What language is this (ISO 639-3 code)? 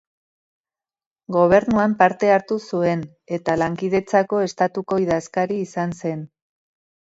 eus